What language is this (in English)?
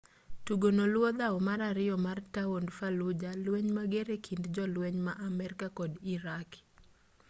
Luo (Kenya and Tanzania)